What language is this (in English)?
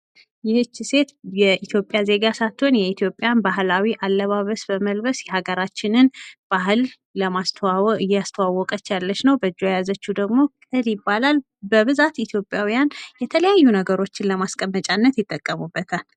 Amharic